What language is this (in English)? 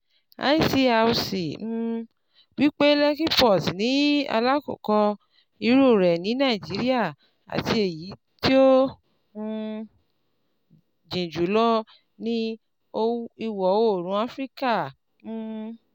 Yoruba